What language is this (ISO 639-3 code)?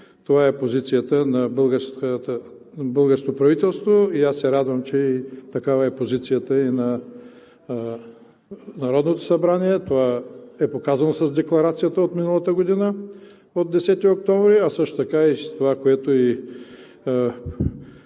bul